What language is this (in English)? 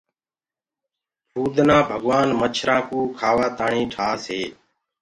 Gurgula